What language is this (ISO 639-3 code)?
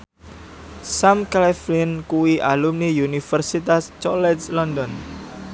jav